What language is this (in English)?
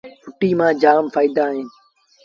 Sindhi Bhil